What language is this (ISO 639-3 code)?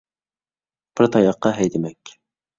uig